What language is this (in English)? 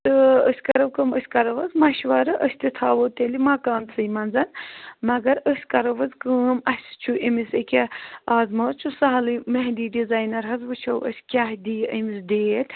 Kashmiri